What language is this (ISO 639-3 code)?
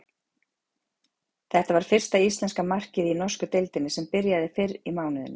isl